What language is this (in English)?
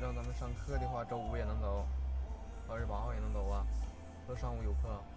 Chinese